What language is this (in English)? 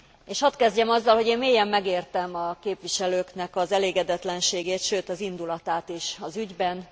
Hungarian